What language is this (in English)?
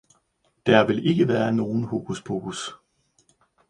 Danish